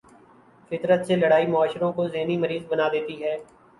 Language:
Urdu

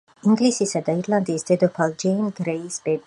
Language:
Georgian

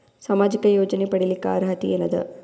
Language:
Kannada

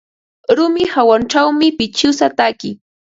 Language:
Ambo-Pasco Quechua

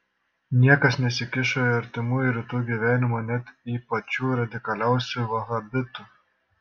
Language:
Lithuanian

